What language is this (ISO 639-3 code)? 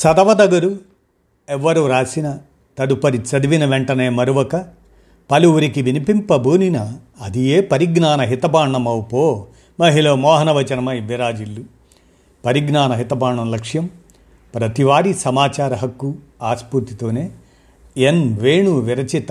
tel